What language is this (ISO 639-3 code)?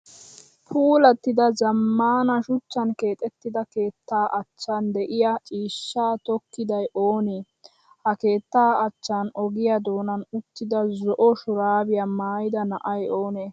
wal